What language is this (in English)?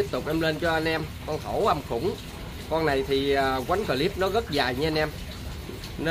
Vietnamese